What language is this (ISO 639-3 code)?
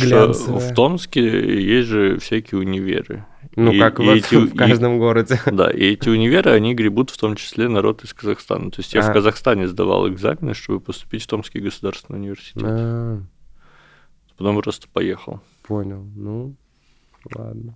rus